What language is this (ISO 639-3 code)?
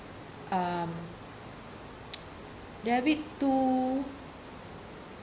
eng